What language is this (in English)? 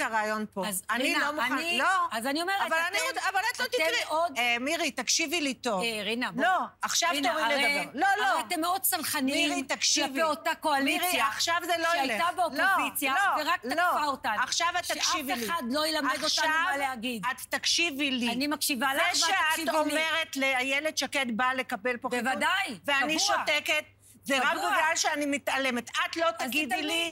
Hebrew